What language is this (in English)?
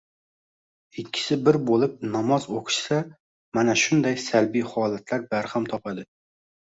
Uzbek